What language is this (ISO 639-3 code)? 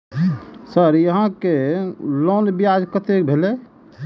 mai